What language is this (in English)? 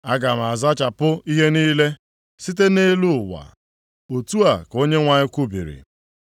Igbo